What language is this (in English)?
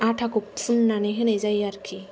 Bodo